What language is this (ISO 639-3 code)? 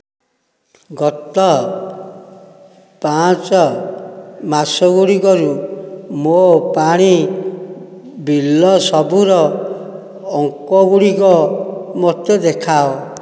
ori